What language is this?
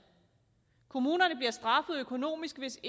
Danish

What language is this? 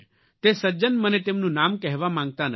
Gujarati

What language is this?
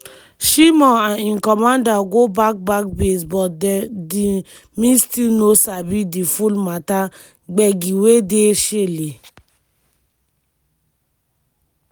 Nigerian Pidgin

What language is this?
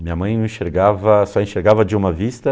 Portuguese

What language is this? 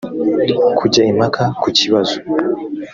Kinyarwanda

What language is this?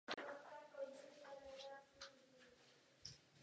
Czech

